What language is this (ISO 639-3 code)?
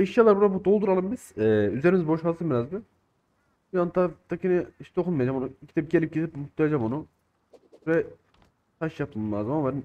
tur